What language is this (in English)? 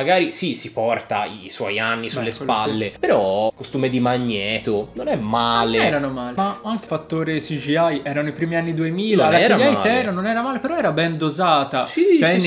Italian